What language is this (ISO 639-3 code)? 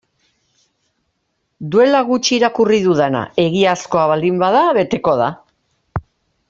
eus